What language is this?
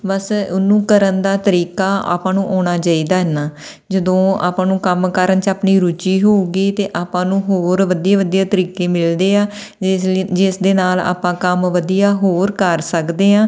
Punjabi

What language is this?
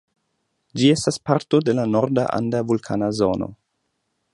Esperanto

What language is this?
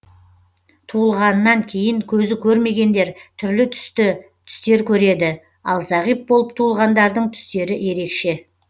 Kazakh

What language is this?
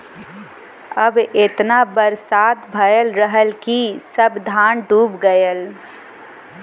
Bhojpuri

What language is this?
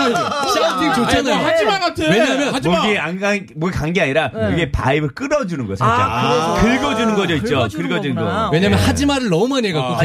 Korean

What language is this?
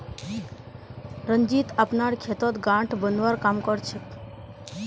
Magahi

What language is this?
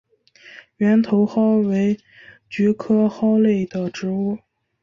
Chinese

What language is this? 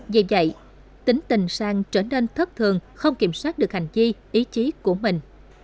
Vietnamese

